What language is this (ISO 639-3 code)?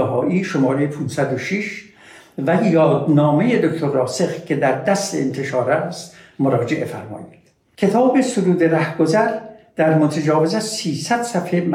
fas